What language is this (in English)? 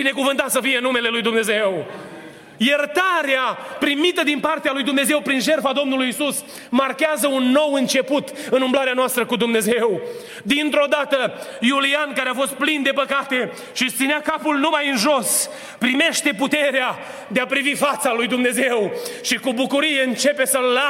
Romanian